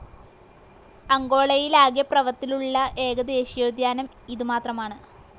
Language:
Malayalam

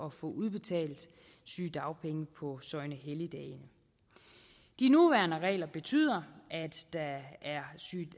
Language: Danish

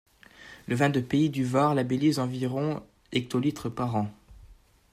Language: French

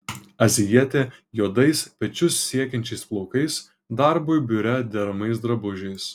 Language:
Lithuanian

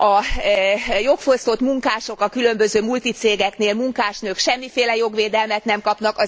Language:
Hungarian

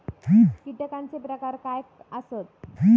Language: Marathi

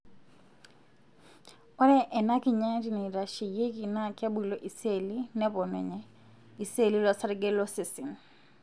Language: Masai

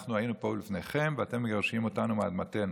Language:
Hebrew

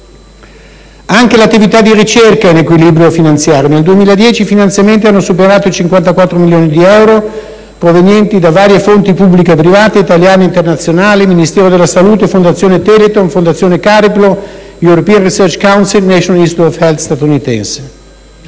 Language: Italian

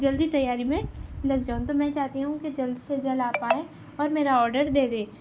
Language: Urdu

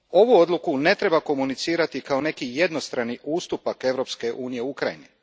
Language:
Croatian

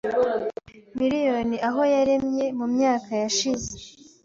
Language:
Kinyarwanda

